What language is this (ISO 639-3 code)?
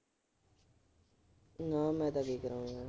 pan